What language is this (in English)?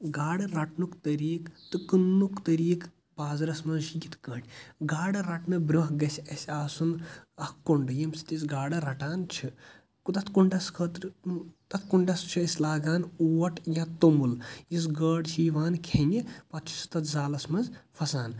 Kashmiri